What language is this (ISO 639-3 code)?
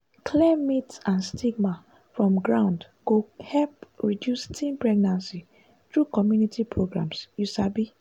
pcm